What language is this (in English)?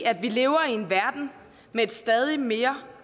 Danish